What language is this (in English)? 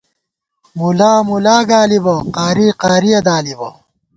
Gawar-Bati